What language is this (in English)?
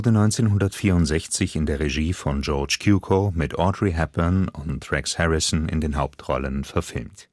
German